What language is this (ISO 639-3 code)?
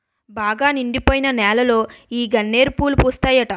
tel